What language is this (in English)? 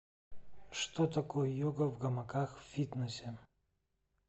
Russian